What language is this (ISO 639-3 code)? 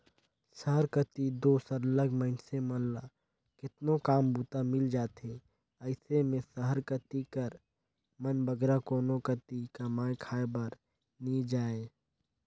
hne